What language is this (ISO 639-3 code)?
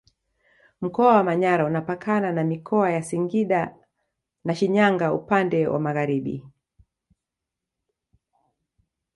swa